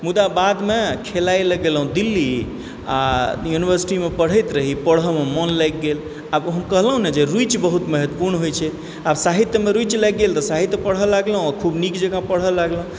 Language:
Maithili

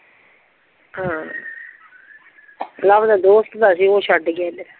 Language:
Punjabi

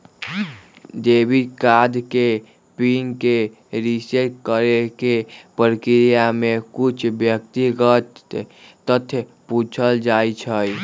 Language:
Magahi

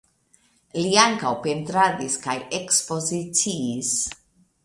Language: Esperanto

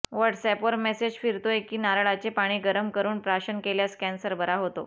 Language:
Marathi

